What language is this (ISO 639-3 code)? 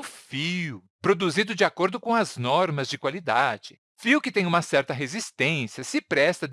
por